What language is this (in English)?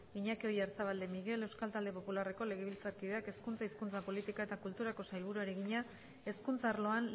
Basque